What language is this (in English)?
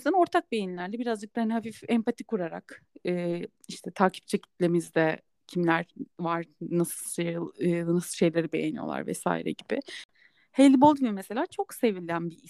Turkish